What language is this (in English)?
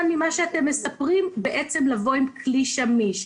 Hebrew